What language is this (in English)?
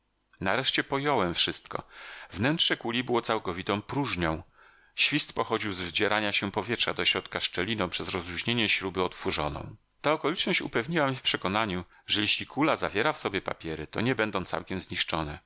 Polish